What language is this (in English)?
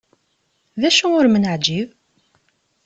Kabyle